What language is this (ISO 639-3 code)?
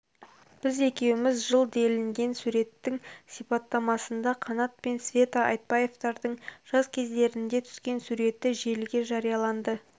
kaz